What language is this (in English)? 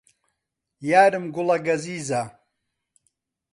Central Kurdish